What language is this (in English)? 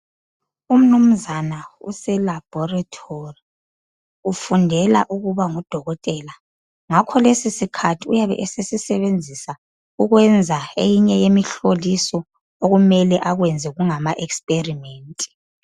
North Ndebele